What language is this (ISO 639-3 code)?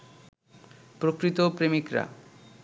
ben